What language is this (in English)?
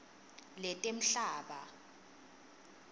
Swati